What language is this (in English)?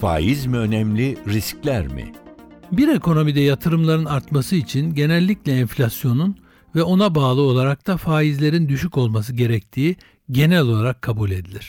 Turkish